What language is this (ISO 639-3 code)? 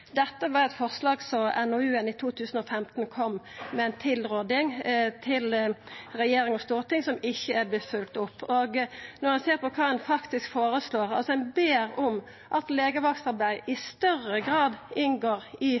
nno